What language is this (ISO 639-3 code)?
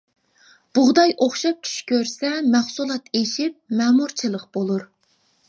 uig